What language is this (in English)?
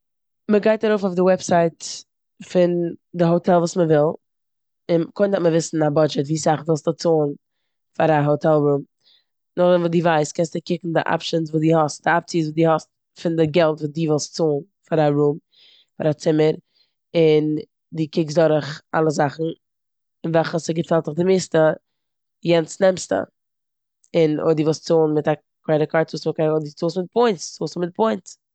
Yiddish